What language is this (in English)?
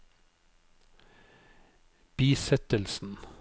Norwegian